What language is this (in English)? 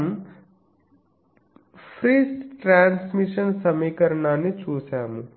Telugu